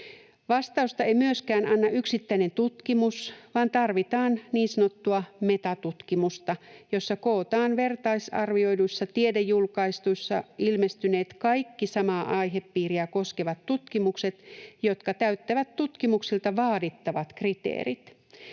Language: Finnish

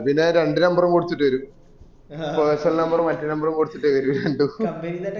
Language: Malayalam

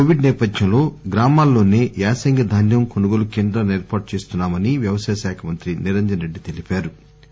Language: Telugu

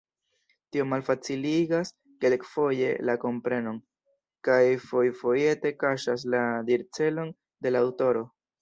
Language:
Esperanto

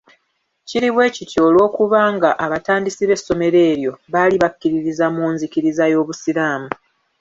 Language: Ganda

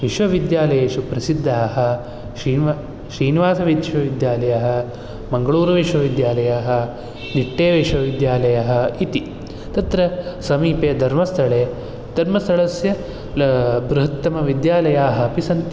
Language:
Sanskrit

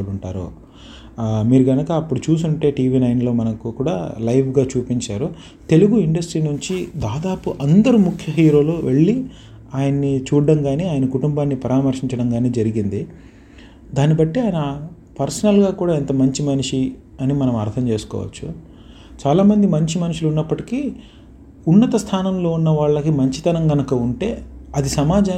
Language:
Telugu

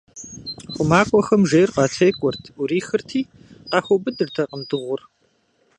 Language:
Kabardian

